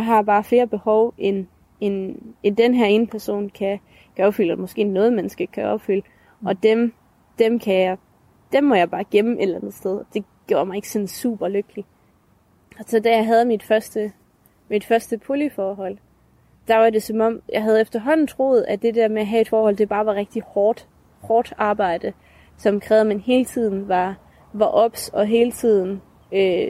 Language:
Danish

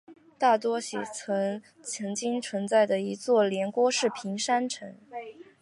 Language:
Chinese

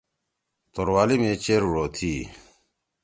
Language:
Torwali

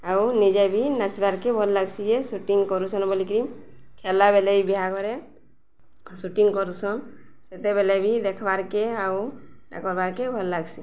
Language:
Odia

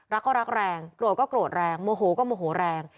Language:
Thai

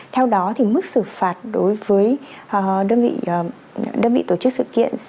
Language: Vietnamese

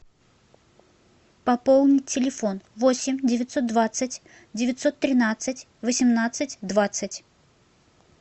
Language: Russian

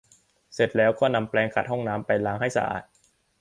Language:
Thai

